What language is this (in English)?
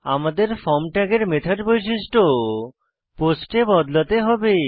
Bangla